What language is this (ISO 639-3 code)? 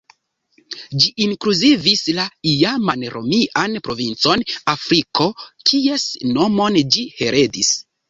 epo